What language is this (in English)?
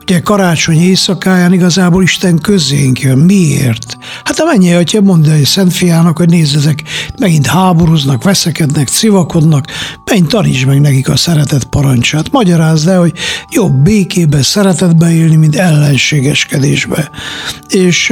Hungarian